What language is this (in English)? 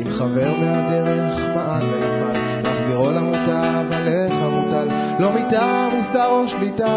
Hebrew